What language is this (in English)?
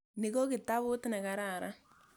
Kalenjin